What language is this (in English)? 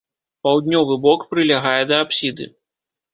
Belarusian